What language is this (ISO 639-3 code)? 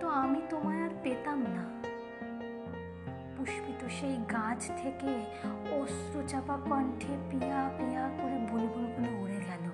ben